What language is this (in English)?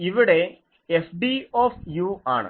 Malayalam